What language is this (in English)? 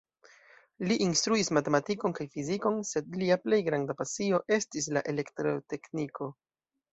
Esperanto